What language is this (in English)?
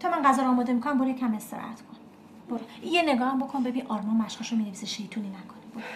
Persian